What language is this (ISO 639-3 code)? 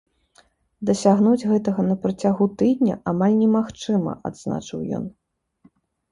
bel